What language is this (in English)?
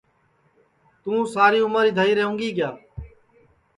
Sansi